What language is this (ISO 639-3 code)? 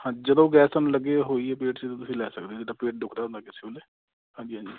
pan